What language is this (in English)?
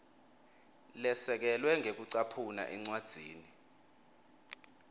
Swati